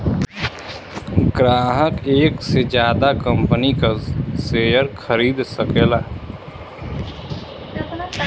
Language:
Bhojpuri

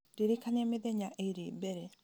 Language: Kikuyu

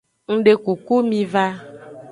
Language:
Aja (Benin)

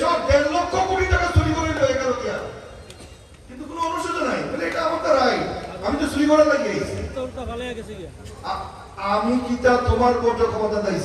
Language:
Turkish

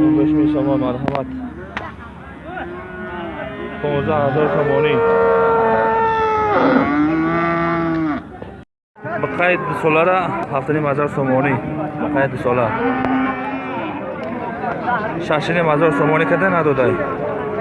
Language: Turkish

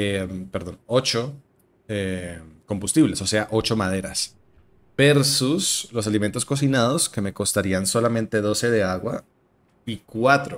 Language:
Spanish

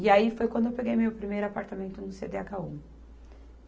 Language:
Portuguese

